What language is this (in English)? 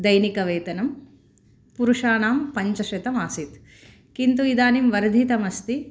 Sanskrit